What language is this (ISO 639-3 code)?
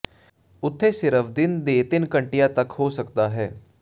pan